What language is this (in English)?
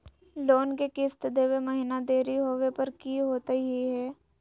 Magahi